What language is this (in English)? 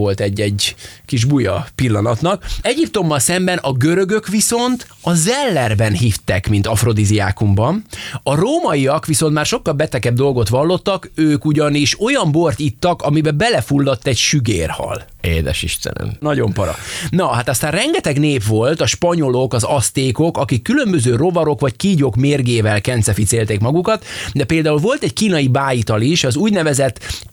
Hungarian